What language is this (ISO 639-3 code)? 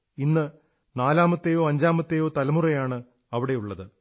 mal